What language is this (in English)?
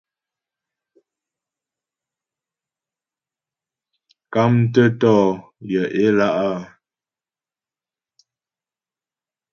Ghomala